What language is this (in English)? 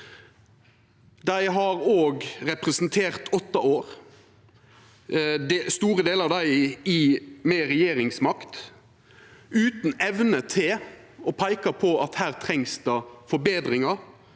Norwegian